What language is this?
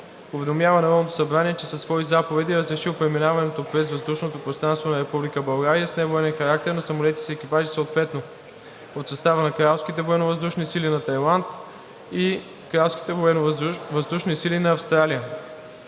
Bulgarian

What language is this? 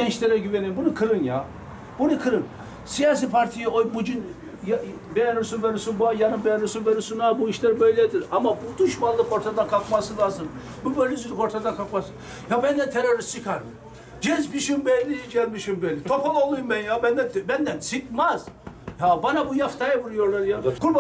Turkish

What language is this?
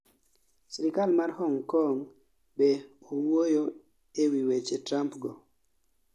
Luo (Kenya and Tanzania)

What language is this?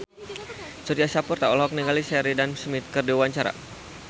Sundanese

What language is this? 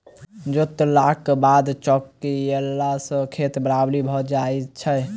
Maithili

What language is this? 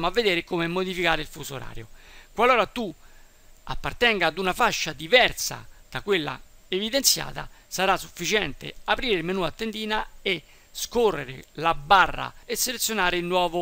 Italian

